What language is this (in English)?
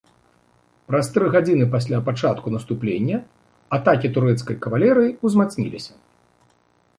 Belarusian